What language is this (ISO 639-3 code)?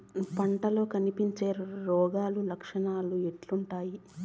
tel